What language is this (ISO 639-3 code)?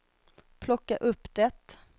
swe